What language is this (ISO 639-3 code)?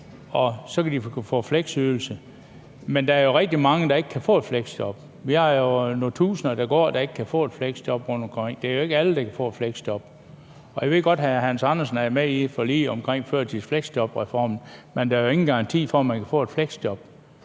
dan